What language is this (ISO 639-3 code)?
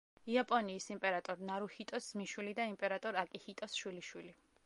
kat